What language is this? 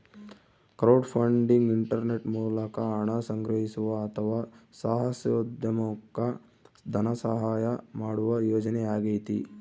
Kannada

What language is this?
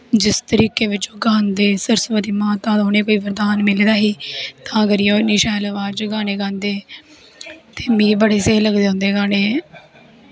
Dogri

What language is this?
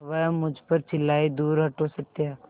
Hindi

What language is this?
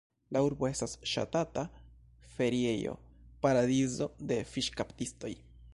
Esperanto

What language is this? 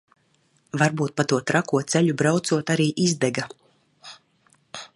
Latvian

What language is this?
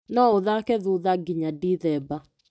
Kikuyu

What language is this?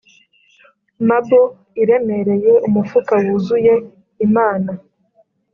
Kinyarwanda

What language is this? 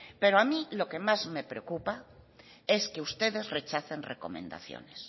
Spanish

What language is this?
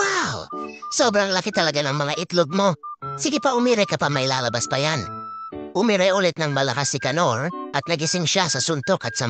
Filipino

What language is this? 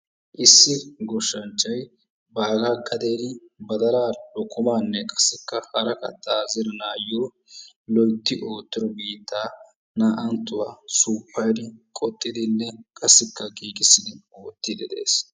Wolaytta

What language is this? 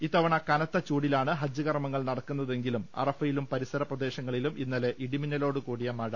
Malayalam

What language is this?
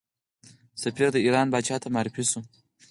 Pashto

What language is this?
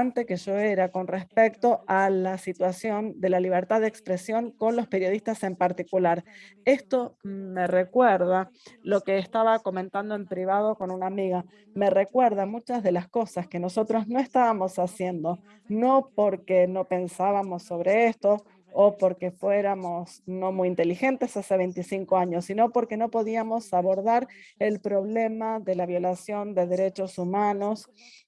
Spanish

